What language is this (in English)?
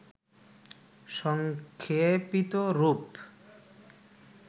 Bangla